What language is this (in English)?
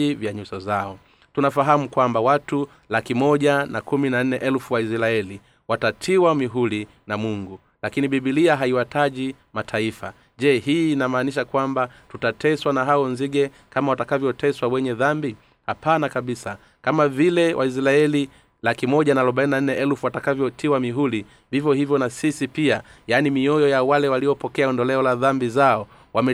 Swahili